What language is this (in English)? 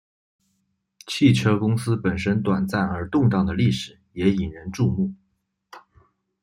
Chinese